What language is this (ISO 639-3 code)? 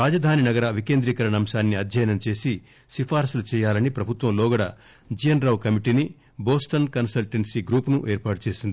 tel